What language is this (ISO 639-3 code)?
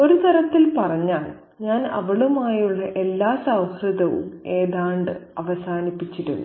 mal